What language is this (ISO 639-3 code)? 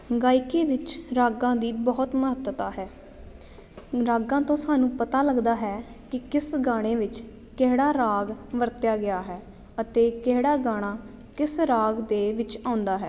pan